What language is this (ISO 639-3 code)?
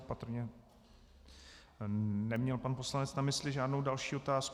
ces